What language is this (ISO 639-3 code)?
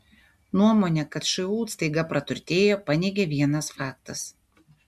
lit